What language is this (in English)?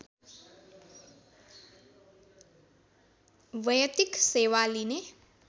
Nepali